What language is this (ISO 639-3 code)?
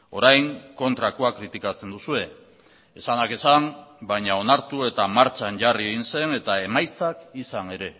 eus